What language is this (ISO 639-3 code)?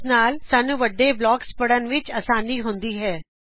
pan